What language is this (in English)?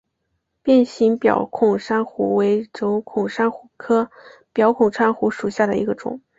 Chinese